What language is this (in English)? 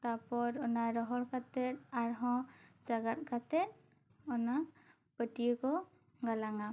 Santali